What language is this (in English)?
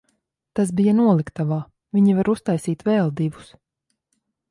Latvian